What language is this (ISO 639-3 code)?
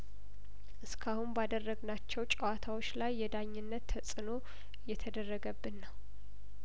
amh